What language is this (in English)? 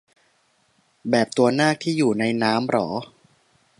Thai